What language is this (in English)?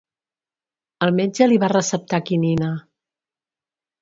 Catalan